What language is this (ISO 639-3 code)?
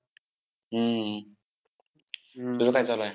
mar